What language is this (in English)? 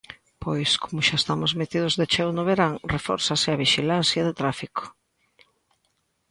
Galician